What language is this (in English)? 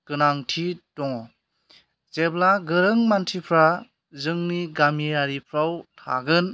Bodo